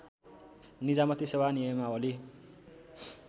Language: Nepali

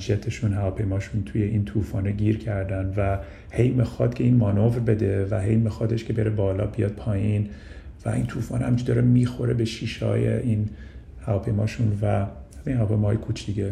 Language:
Persian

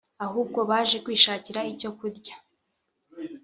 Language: Kinyarwanda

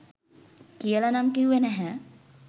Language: Sinhala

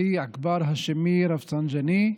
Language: Hebrew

